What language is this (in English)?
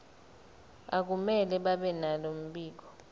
Zulu